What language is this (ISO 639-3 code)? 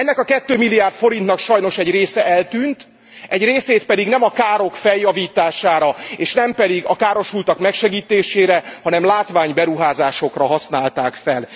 hun